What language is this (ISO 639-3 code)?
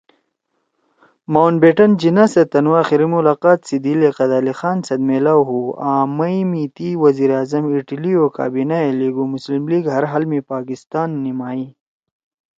trw